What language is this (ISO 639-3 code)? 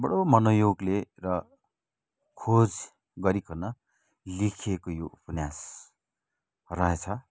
nep